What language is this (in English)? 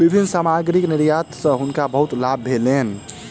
Maithili